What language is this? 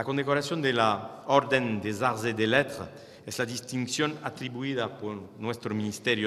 Spanish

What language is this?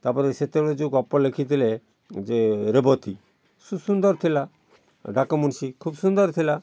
Odia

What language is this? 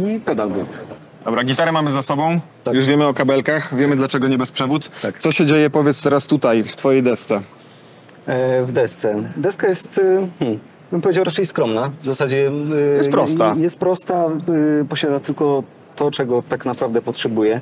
Polish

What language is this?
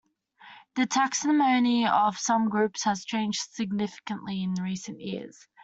English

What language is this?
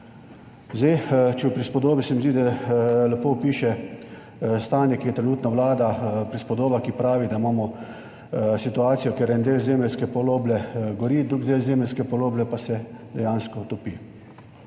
Slovenian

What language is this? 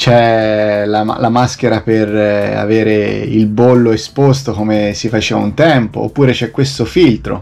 Italian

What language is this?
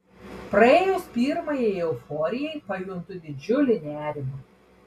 Lithuanian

